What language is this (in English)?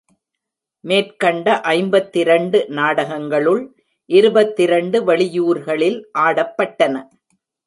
Tamil